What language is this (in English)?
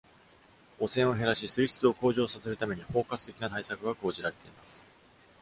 Japanese